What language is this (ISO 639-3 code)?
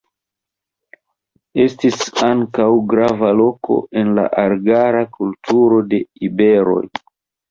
epo